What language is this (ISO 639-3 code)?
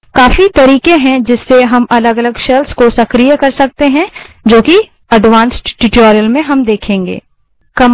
hin